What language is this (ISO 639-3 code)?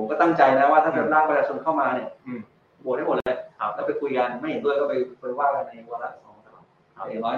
tha